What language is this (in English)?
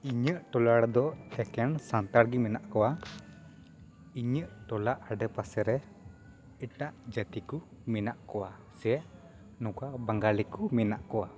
Santali